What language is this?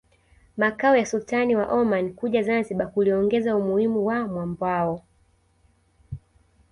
Swahili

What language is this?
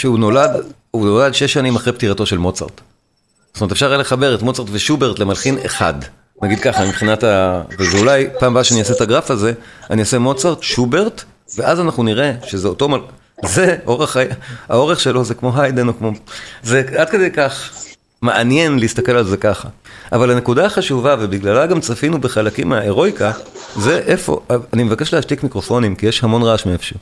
Hebrew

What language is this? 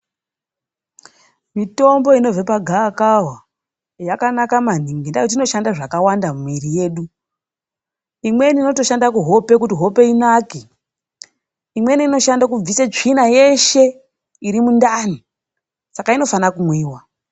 Ndau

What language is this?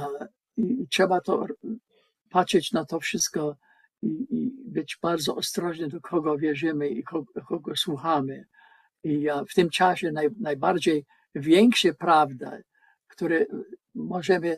Polish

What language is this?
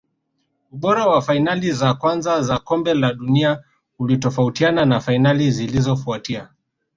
Swahili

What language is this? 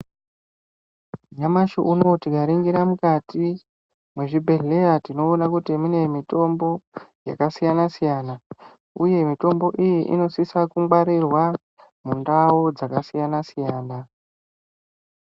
Ndau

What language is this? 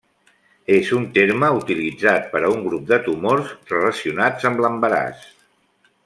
Catalan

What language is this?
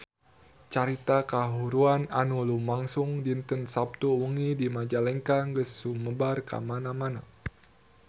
Sundanese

